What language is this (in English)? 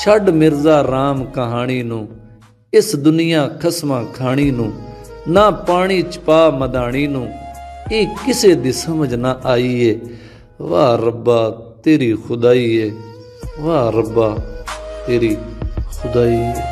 Punjabi